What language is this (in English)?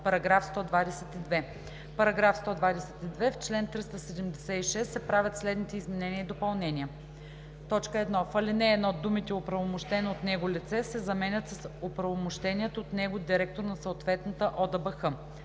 Bulgarian